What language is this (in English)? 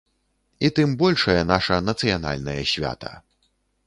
Belarusian